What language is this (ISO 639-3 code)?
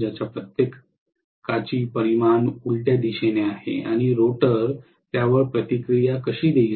mar